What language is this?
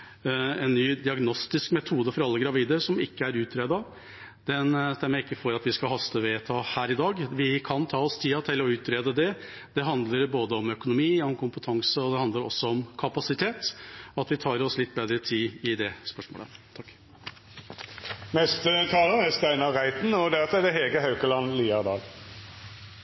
Norwegian Bokmål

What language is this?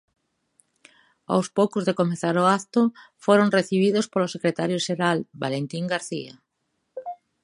Galician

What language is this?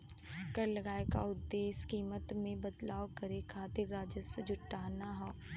Bhojpuri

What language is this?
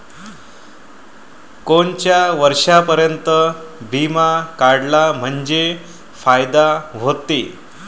Marathi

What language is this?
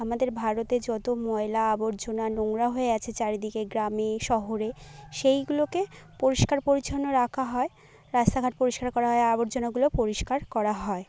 Bangla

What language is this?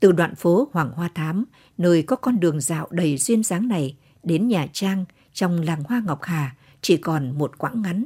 Vietnamese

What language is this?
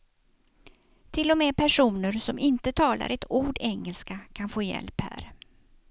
Swedish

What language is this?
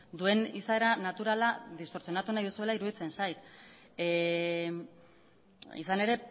Basque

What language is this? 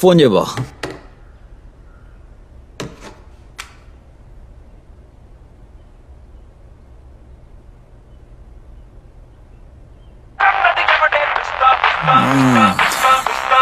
Telugu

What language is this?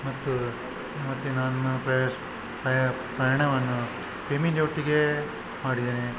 Kannada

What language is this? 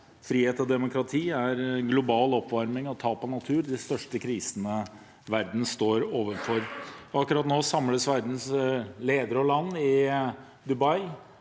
Norwegian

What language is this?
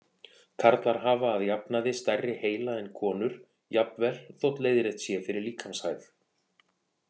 Icelandic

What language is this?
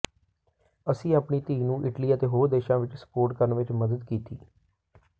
Punjabi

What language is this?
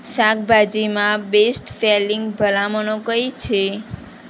Gujarati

